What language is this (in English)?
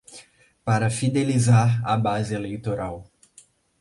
Portuguese